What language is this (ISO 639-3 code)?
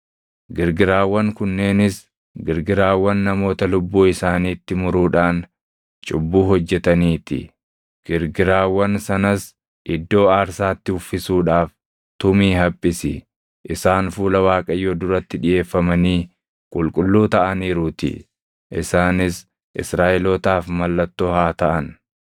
orm